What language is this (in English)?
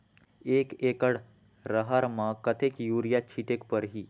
Chhattisgarhi